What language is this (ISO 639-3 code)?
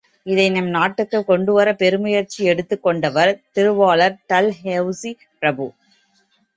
tam